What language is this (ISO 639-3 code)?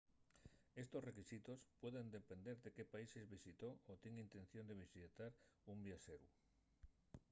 ast